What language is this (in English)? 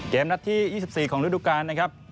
Thai